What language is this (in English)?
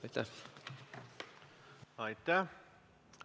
Estonian